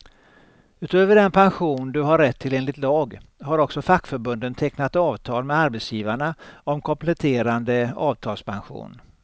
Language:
Swedish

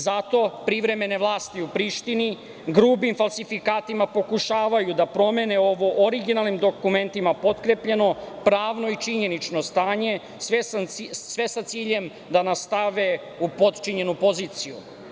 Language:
Serbian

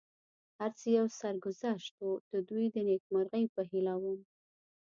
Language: Pashto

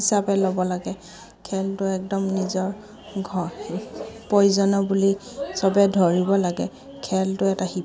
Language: Assamese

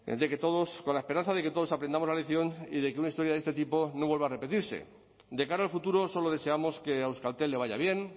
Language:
Spanish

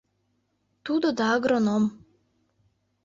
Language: Mari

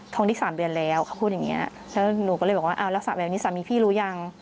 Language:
Thai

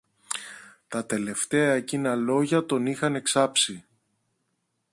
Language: Greek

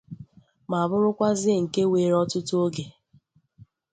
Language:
Igbo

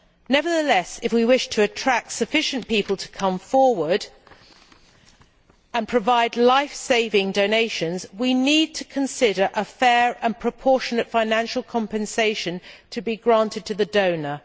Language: English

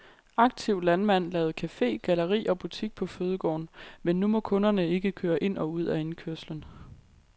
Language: Danish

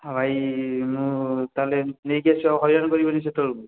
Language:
Odia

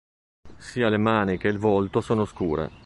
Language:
Italian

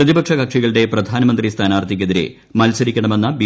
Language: Malayalam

